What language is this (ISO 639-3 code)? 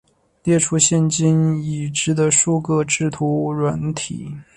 zho